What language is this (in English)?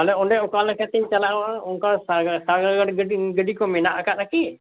Santali